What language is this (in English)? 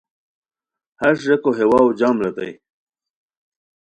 Khowar